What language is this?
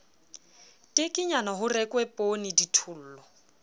Southern Sotho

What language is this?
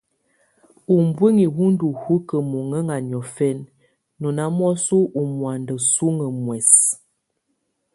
Tunen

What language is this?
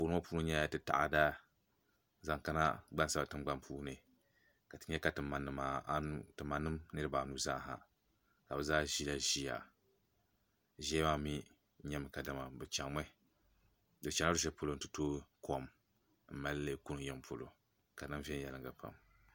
Dagbani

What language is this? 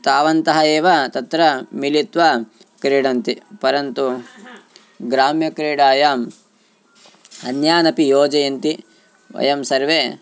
Sanskrit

